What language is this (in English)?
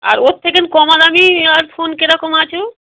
Bangla